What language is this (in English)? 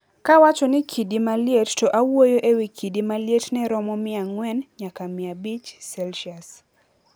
Luo (Kenya and Tanzania)